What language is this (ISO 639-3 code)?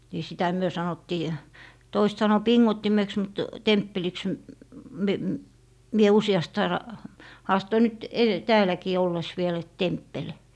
fin